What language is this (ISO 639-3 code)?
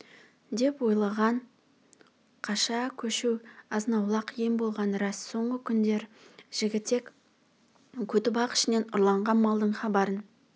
kaz